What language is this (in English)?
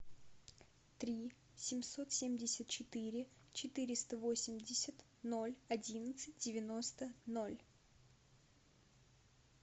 Russian